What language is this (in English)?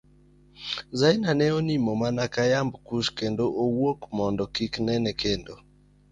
Luo (Kenya and Tanzania)